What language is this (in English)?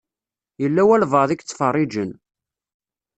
Kabyle